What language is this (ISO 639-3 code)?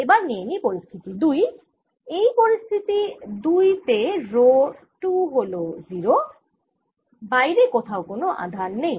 ben